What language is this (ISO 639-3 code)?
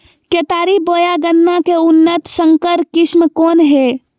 mag